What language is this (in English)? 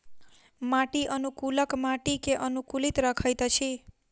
Maithili